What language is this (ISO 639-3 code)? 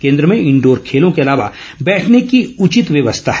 hin